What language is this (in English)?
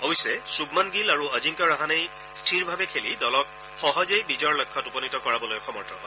Assamese